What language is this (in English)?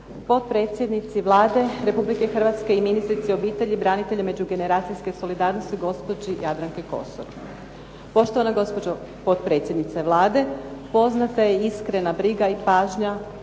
Croatian